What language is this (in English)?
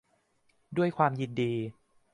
Thai